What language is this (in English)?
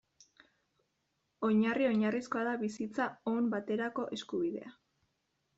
Basque